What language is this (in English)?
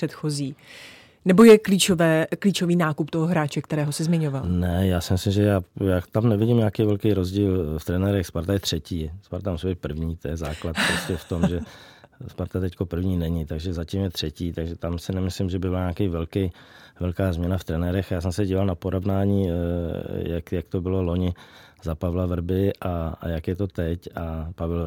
Czech